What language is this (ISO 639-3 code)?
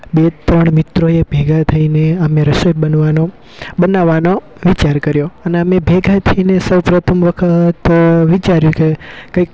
guj